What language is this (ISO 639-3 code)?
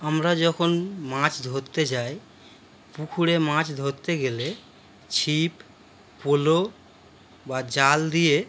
ben